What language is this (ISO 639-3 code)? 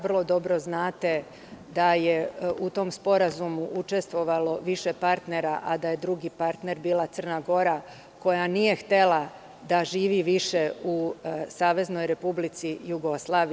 srp